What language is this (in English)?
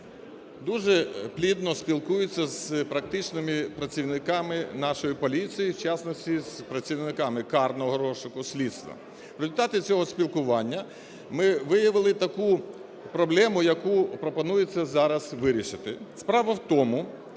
Ukrainian